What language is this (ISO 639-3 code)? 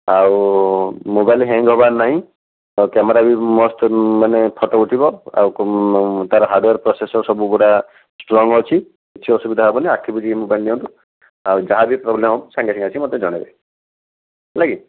ori